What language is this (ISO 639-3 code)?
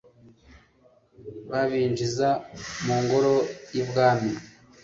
kin